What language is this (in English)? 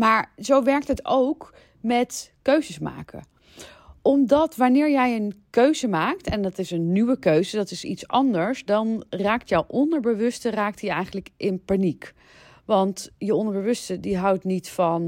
Dutch